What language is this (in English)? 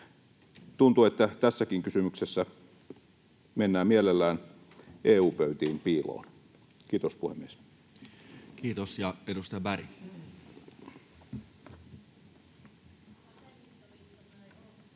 Finnish